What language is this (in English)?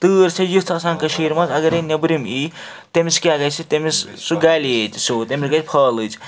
Kashmiri